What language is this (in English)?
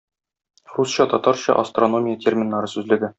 Tatar